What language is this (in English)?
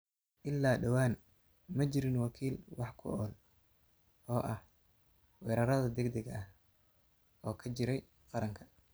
Somali